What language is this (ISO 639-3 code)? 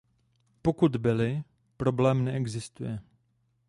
ces